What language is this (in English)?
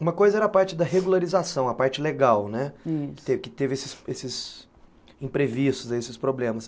Portuguese